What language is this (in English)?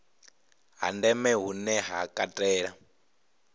Venda